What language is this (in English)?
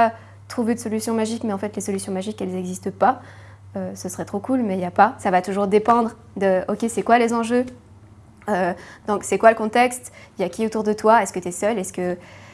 French